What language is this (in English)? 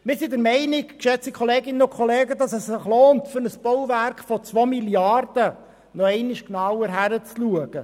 Swiss German